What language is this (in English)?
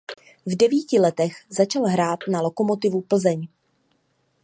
Czech